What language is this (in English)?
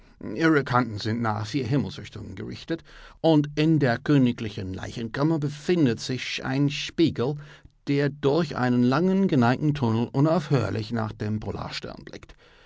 German